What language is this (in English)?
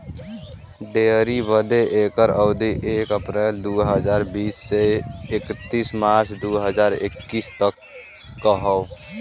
Bhojpuri